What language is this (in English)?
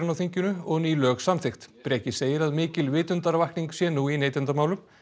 Icelandic